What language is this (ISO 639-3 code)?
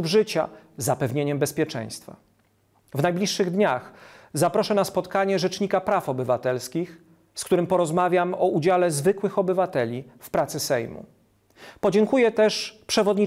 pol